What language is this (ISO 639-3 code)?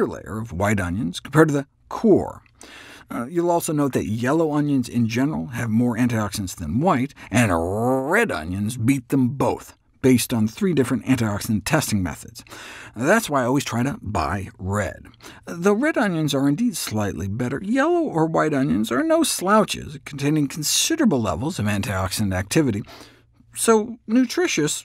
eng